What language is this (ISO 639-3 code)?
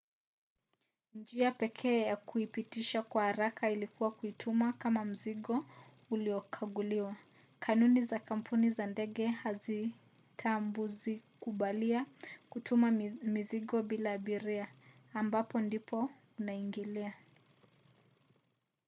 swa